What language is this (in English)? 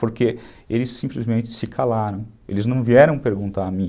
Portuguese